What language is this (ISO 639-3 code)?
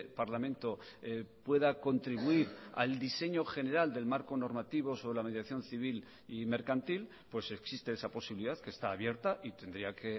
spa